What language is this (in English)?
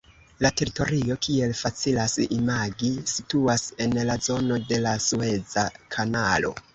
Esperanto